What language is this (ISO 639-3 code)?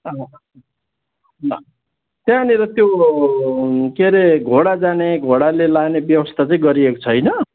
nep